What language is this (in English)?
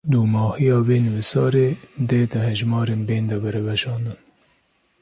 Kurdish